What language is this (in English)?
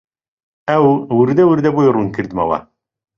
Central Kurdish